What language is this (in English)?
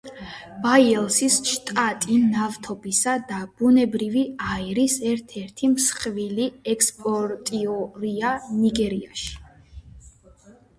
Georgian